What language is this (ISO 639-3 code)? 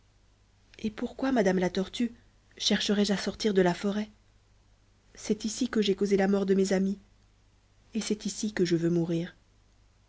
fra